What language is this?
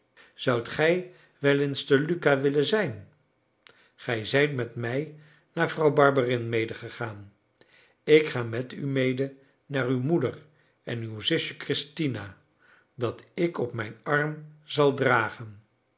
Dutch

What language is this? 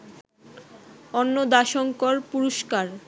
Bangla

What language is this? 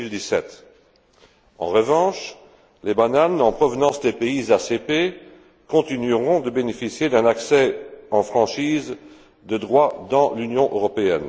French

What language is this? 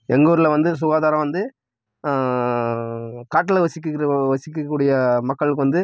Tamil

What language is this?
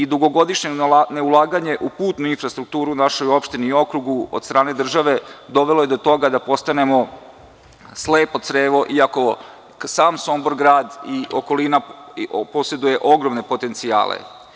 Serbian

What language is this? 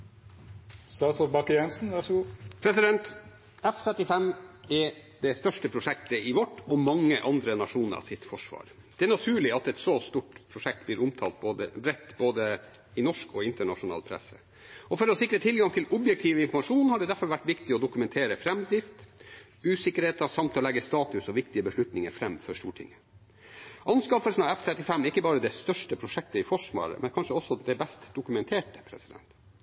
Norwegian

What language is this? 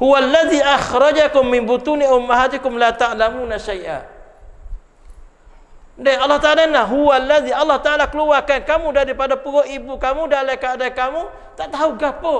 Malay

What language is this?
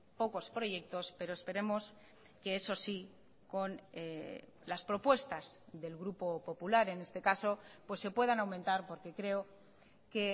Spanish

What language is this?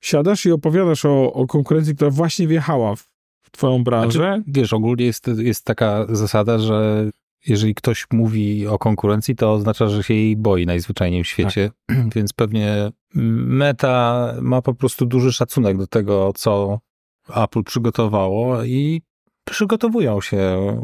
Polish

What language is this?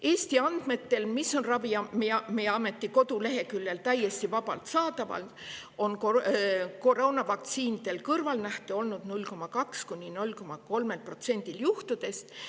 Estonian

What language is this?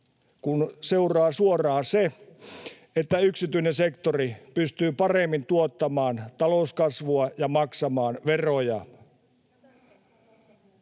Finnish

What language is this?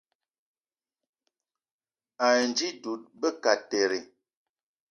Eton (Cameroon)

